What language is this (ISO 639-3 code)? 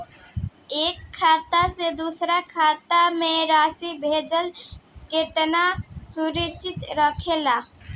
bho